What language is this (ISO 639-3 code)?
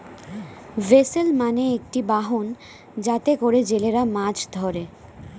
ben